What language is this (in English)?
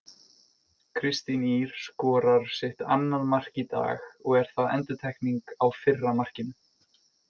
Icelandic